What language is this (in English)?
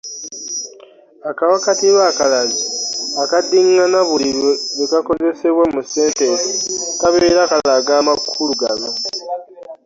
Ganda